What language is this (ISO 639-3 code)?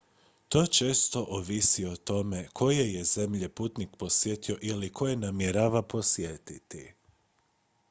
hrv